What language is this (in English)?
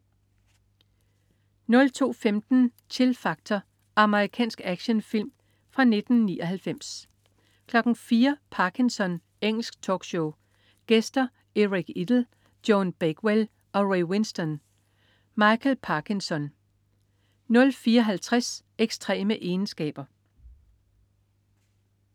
Danish